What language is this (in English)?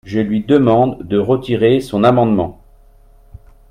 French